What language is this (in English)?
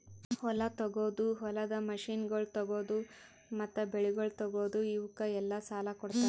Kannada